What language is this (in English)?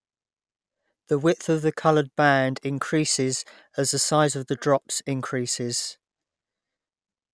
English